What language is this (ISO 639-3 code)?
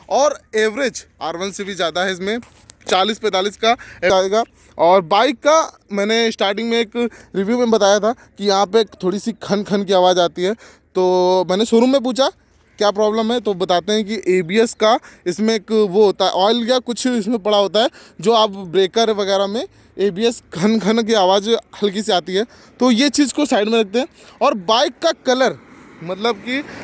hin